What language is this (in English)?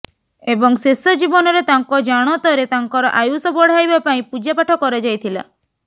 Odia